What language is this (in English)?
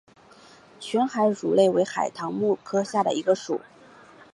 Chinese